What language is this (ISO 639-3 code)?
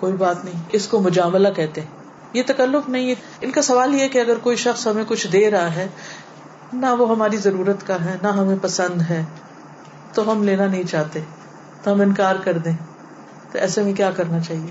urd